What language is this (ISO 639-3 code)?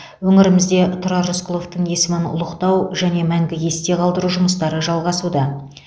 kaz